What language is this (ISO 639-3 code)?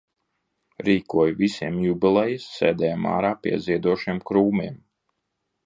lav